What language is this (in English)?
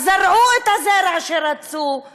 Hebrew